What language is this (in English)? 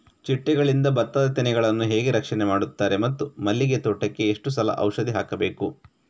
Kannada